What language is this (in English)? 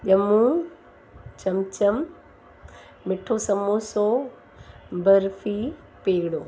Sindhi